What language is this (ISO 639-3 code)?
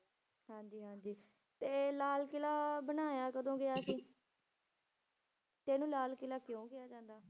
pan